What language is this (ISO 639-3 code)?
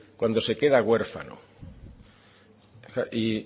spa